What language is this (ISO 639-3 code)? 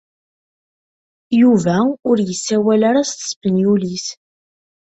kab